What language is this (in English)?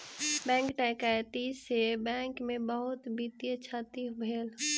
Maithili